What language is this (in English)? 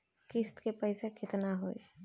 Bhojpuri